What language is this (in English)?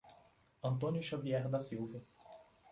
Portuguese